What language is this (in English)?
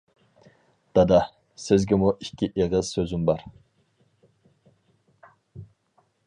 Uyghur